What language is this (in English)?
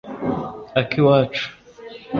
Kinyarwanda